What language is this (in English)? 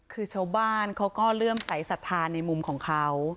Thai